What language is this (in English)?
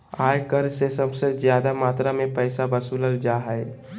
Magahi